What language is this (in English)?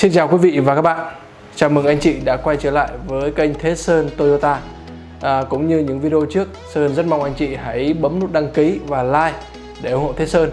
Vietnamese